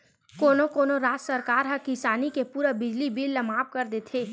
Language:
Chhattisgarhi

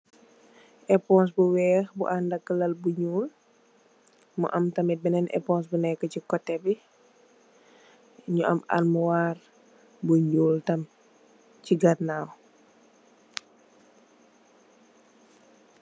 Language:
Wolof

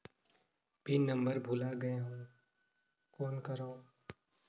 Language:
Chhattisgarhi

